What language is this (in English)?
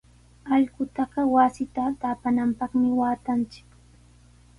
Sihuas Ancash Quechua